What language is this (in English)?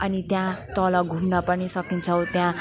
Nepali